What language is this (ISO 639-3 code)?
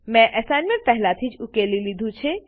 guj